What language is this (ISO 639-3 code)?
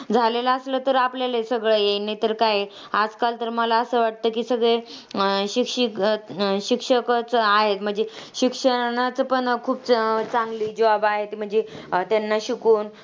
mar